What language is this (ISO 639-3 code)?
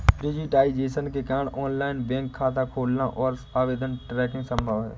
hin